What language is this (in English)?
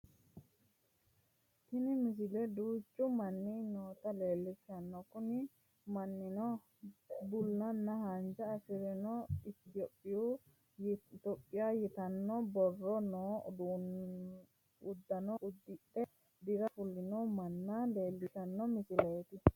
Sidamo